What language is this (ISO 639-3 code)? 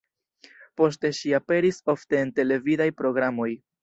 epo